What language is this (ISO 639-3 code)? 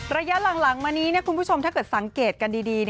tha